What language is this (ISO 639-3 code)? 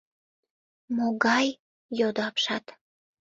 chm